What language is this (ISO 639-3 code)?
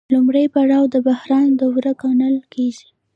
pus